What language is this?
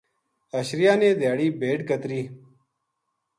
Gujari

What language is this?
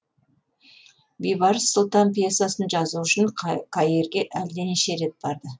Kazakh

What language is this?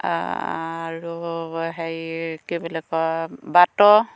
Assamese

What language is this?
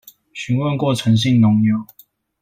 Chinese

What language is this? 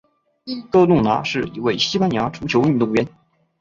Chinese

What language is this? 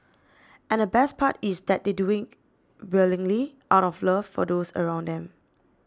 English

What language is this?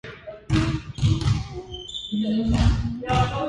Japanese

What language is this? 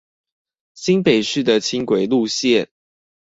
Chinese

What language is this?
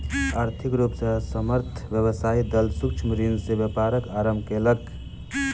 Maithili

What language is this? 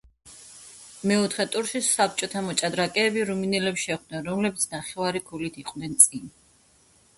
Georgian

